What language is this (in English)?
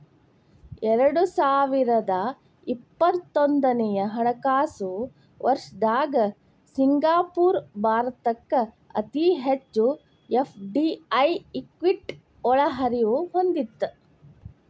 Kannada